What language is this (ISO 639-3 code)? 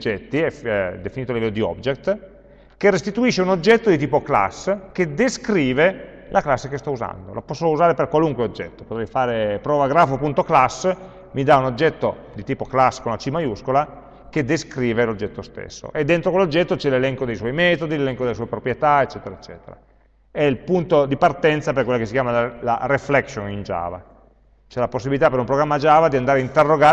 ita